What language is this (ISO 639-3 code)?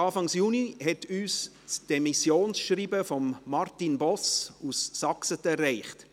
gsw